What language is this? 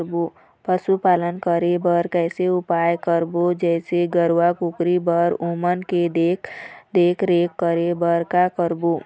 Chhattisgarhi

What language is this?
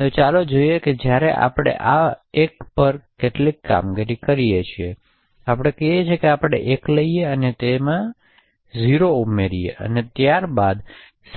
Gujarati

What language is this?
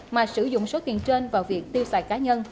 Vietnamese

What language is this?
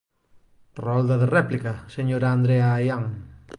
Galician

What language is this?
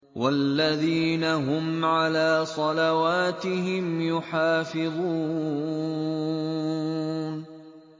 Arabic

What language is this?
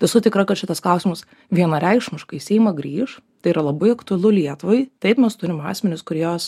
Lithuanian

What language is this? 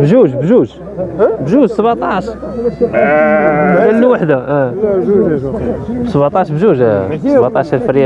Arabic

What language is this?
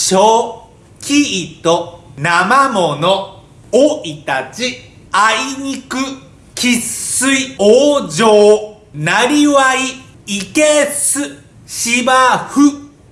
Japanese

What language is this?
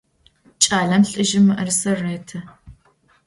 Adyghe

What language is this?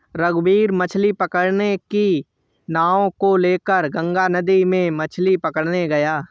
Hindi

